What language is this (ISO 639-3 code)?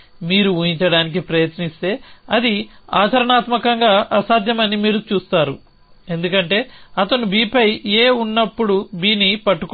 tel